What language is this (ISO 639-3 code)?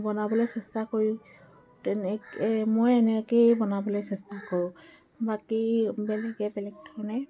asm